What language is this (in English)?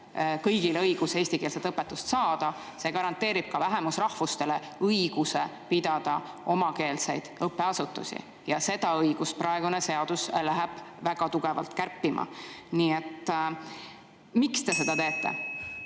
Estonian